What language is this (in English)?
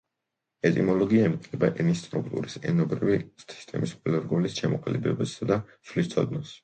Georgian